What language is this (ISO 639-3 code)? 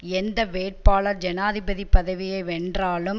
tam